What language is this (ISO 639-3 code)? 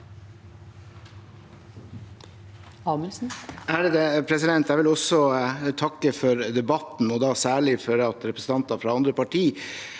nor